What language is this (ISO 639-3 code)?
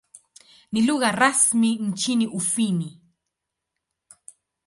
swa